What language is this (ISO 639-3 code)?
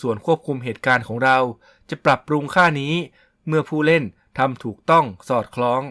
tha